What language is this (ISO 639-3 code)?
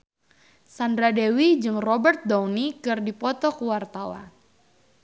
sun